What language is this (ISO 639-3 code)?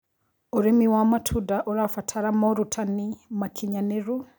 kik